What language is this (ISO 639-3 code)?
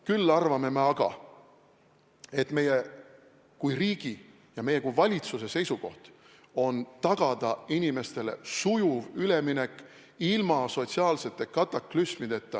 est